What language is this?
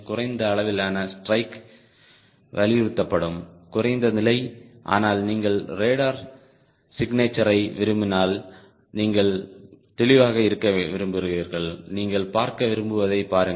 Tamil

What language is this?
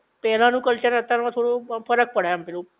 Gujarati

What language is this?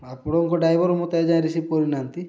Odia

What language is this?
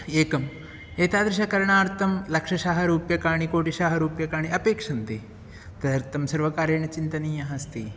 Sanskrit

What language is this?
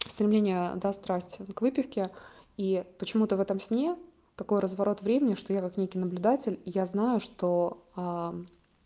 Russian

